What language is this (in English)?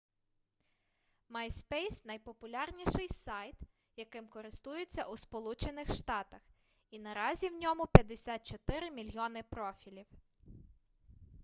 Ukrainian